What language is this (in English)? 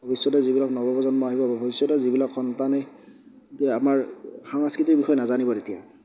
Assamese